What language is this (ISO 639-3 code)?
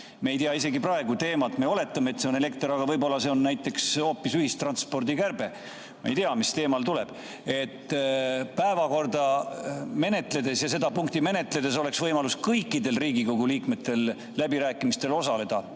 est